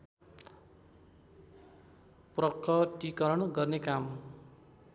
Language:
Nepali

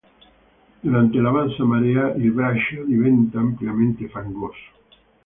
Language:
Italian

